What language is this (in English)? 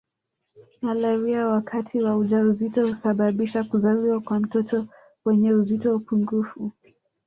Swahili